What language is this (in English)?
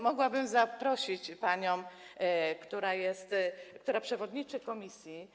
Polish